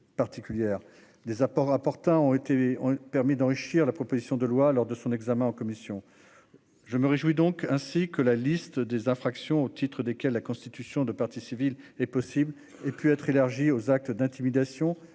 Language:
French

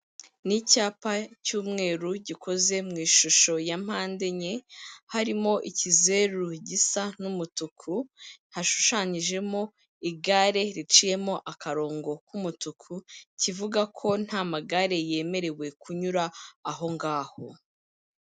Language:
Kinyarwanda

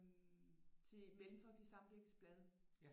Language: Danish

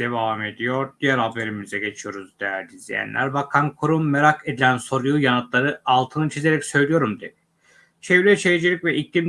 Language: Turkish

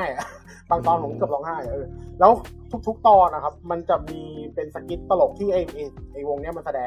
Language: Thai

